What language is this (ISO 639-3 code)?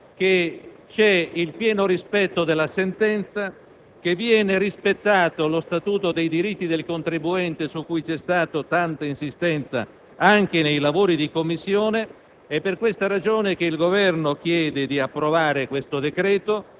ita